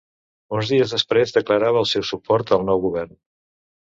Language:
Catalan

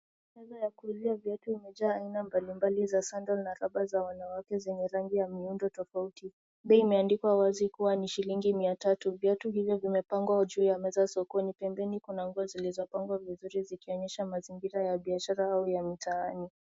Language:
Swahili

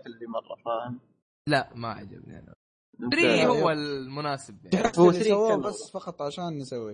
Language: Arabic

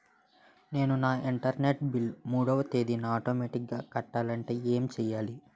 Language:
Telugu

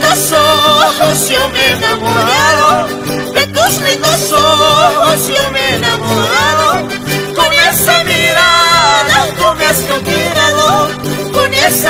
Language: Portuguese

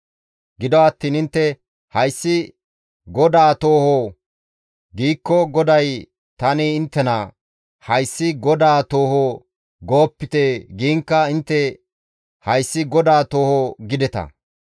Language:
Gamo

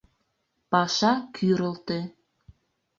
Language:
Mari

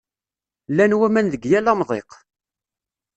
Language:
Kabyle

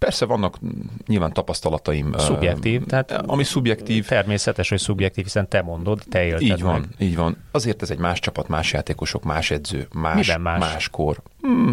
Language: Hungarian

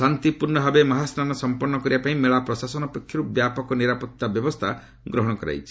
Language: Odia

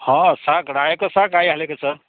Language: Nepali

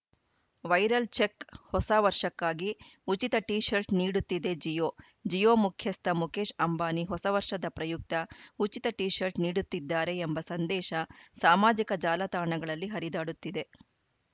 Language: Kannada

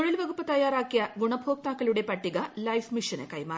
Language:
Malayalam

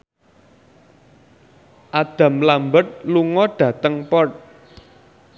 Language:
Javanese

